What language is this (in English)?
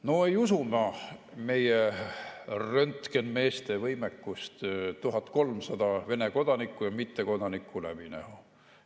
Estonian